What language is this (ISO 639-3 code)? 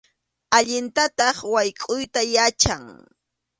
qxu